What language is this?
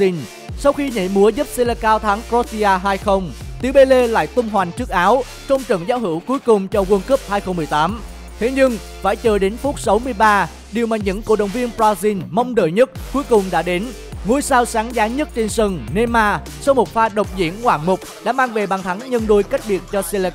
Vietnamese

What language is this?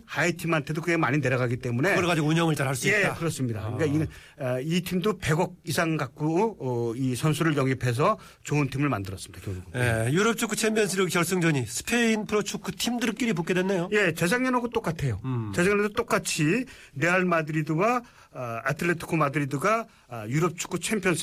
Korean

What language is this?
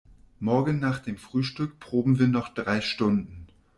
German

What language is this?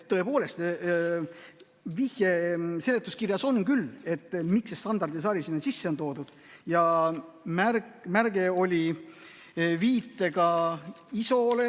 Estonian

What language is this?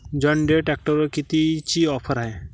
Marathi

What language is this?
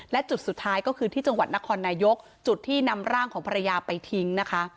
Thai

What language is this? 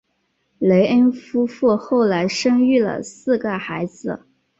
Chinese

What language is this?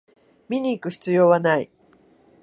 Japanese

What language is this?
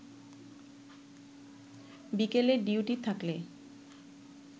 Bangla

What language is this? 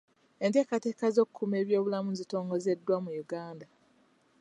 Ganda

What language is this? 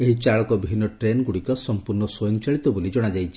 Odia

